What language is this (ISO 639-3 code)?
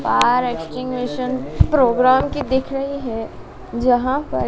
hin